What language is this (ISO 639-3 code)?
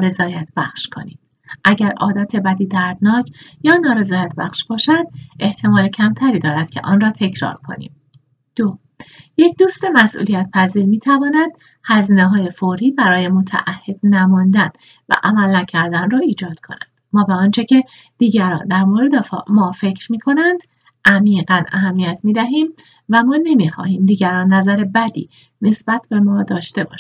fas